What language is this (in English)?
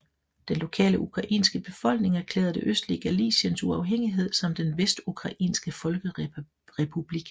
Danish